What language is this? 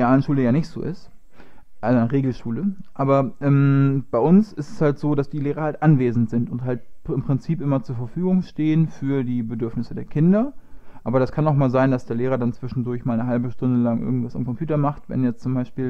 German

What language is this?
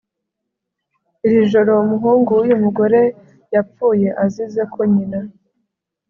Kinyarwanda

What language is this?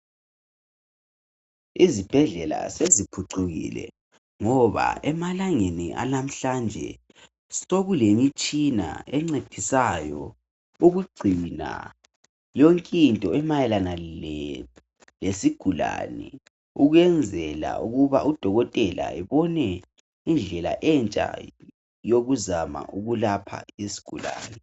North Ndebele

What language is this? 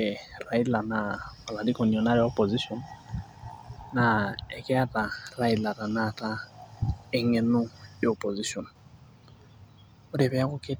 Masai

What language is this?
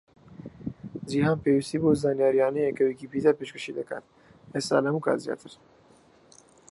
Central Kurdish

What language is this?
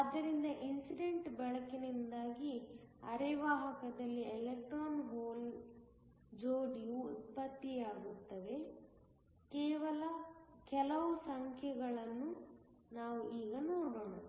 Kannada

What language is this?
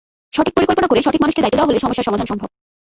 Bangla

